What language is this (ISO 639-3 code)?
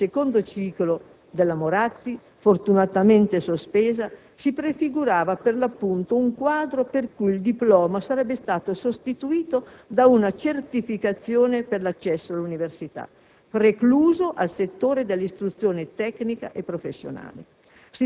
ita